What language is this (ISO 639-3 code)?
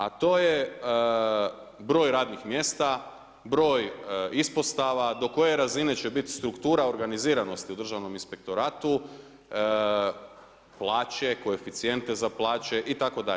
hrv